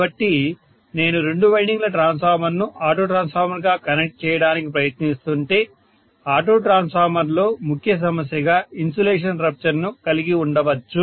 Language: Telugu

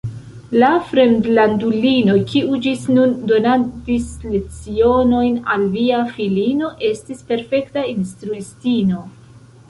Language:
Esperanto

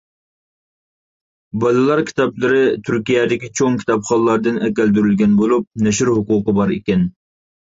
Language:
Uyghur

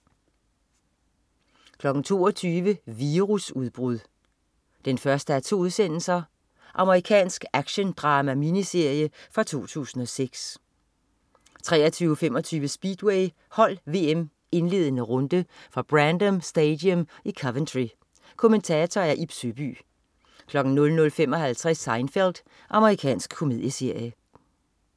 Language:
Danish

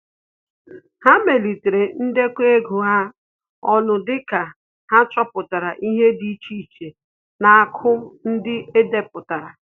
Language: Igbo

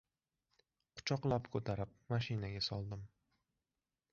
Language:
Uzbek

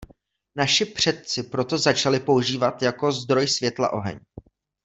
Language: Czech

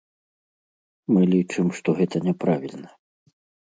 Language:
Belarusian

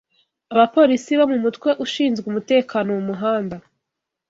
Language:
Kinyarwanda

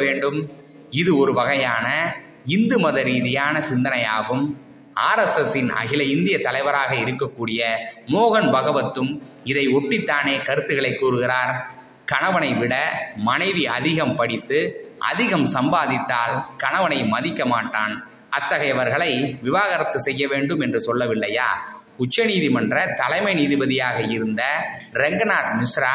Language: Tamil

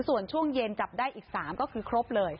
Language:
Thai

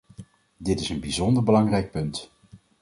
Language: Dutch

